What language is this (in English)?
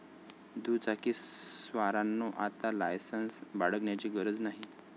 Marathi